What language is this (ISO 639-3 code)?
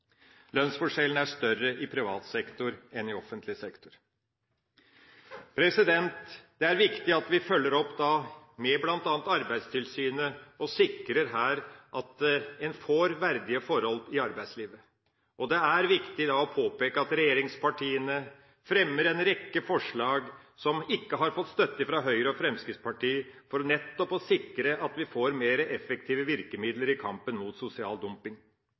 nob